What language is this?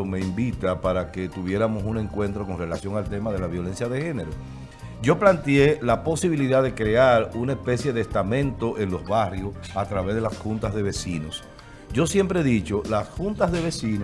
Spanish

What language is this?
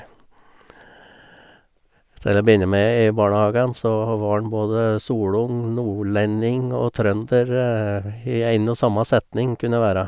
Norwegian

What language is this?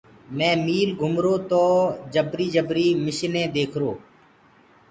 Gurgula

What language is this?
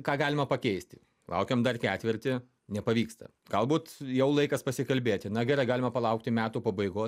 Lithuanian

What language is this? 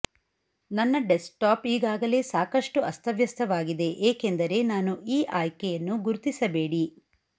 Kannada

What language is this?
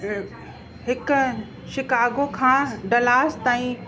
Sindhi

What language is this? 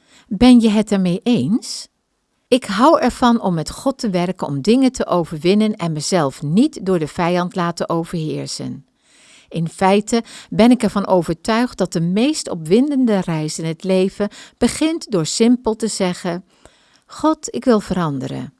Dutch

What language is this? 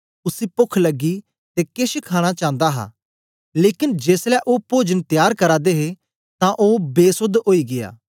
Dogri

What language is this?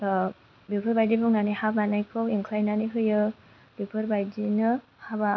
Bodo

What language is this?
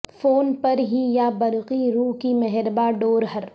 Urdu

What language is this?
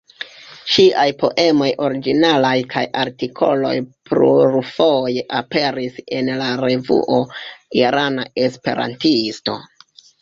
Esperanto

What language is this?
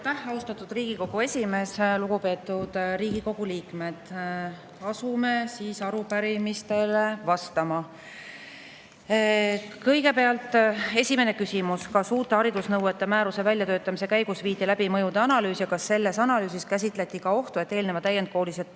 Estonian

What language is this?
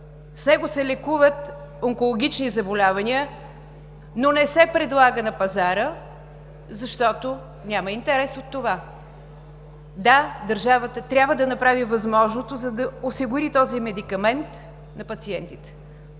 Bulgarian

